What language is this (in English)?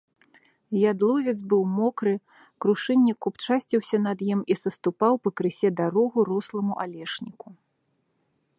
Belarusian